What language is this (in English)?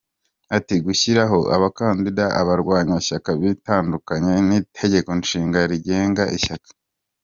Kinyarwanda